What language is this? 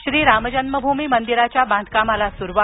Marathi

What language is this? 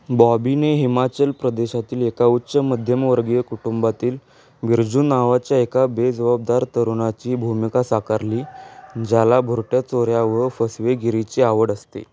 Marathi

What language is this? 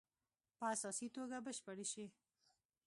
Pashto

